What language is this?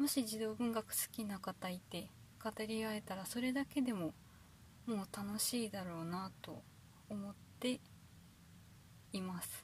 Japanese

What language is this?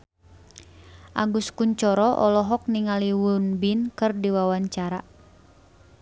Sundanese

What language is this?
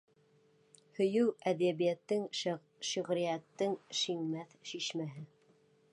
Bashkir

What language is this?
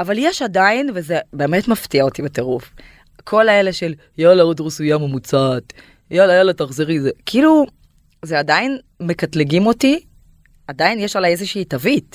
Hebrew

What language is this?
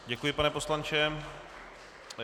Czech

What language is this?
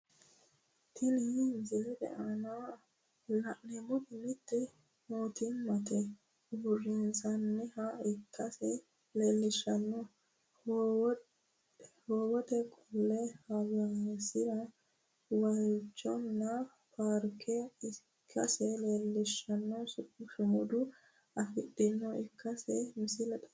Sidamo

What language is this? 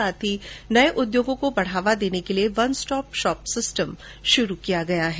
Hindi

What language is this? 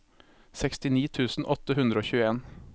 Norwegian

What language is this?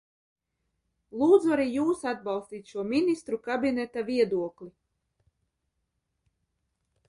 Latvian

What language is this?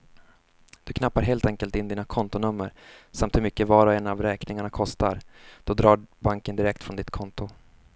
Swedish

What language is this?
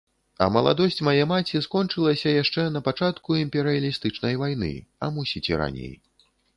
Belarusian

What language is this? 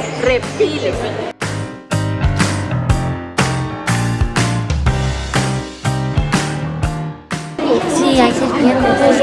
Spanish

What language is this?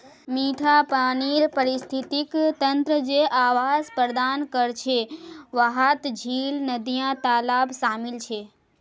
Magahi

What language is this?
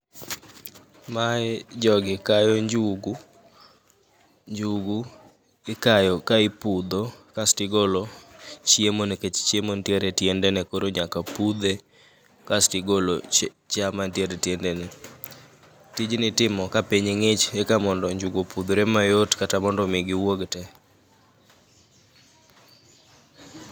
Luo (Kenya and Tanzania)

